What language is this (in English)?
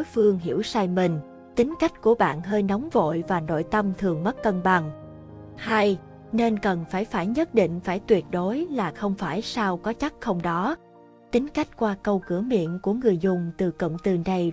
Vietnamese